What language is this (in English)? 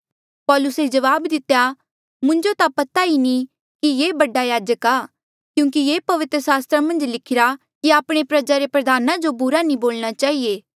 Mandeali